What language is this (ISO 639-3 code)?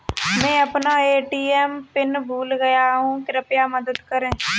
hin